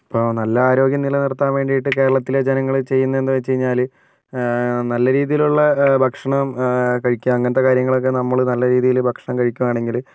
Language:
Malayalam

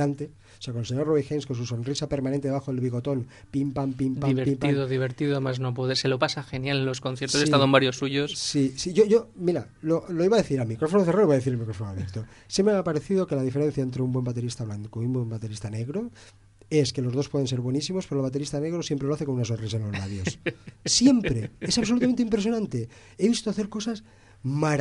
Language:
Spanish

